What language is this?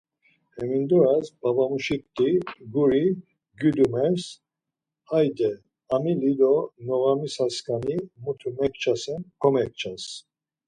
Laz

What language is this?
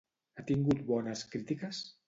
Catalan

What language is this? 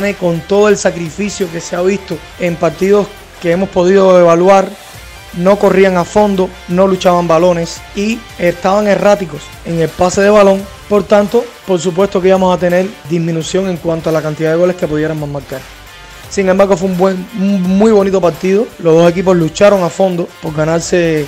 Spanish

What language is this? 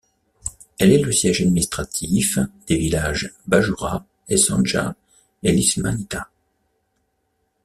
French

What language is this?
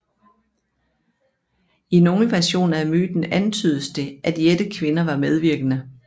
Danish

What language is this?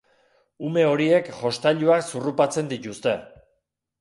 Basque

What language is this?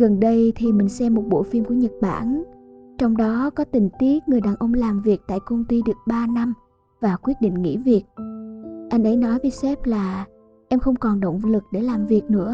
Vietnamese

